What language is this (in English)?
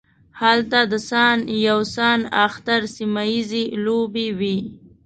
Pashto